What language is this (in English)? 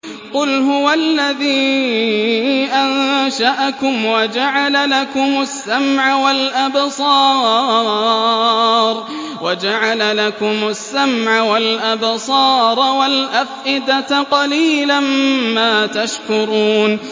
Arabic